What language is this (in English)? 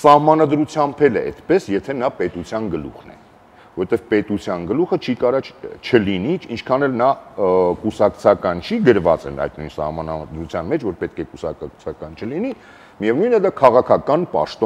Romanian